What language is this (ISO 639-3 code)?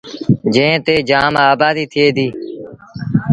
sbn